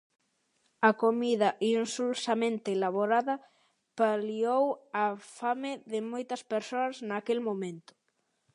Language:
Galician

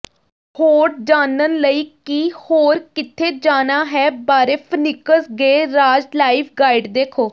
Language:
Punjabi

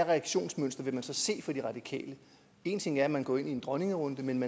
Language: Danish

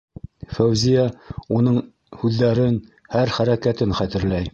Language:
Bashkir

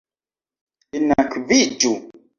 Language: Esperanto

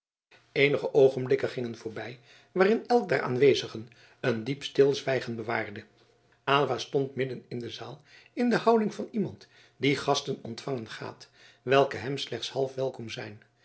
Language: Dutch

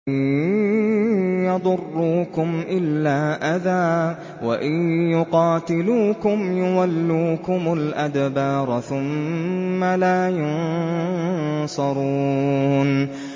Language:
Arabic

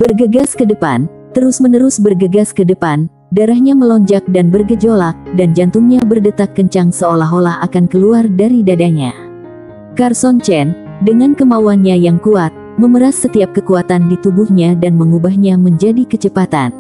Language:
Indonesian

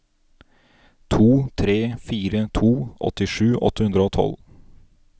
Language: Norwegian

